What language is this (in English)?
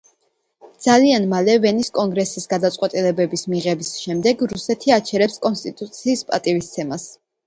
Georgian